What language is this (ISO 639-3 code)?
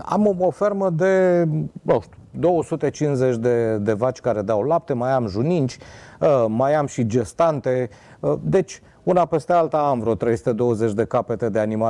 ron